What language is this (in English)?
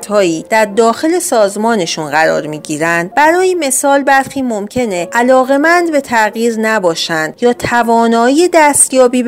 Persian